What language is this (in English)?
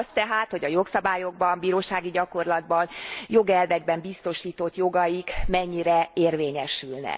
Hungarian